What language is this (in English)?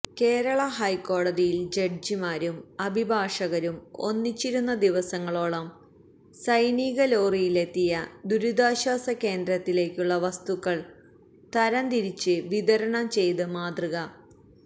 Malayalam